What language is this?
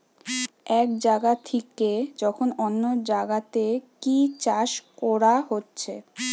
Bangla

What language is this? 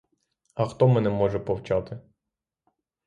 Ukrainian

